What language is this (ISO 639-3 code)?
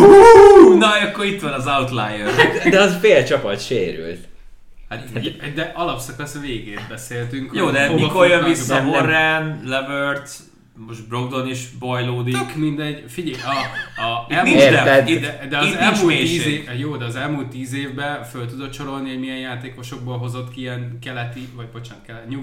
hun